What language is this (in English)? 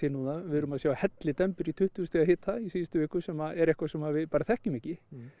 Icelandic